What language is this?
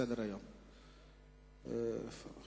Hebrew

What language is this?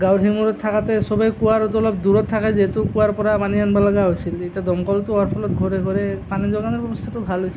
Assamese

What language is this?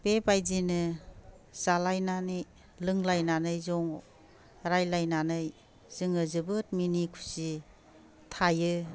Bodo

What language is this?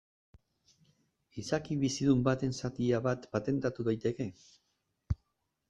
Basque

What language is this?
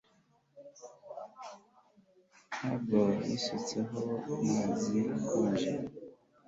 Kinyarwanda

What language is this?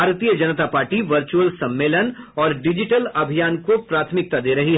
Hindi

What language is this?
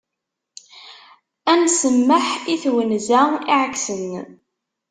Kabyle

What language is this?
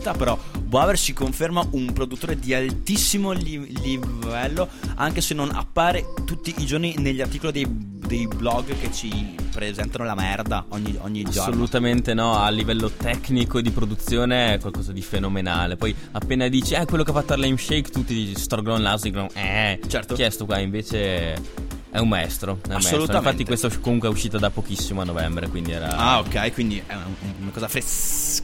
Italian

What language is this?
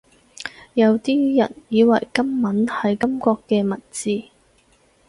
Cantonese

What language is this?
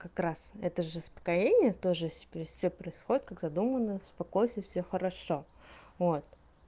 Russian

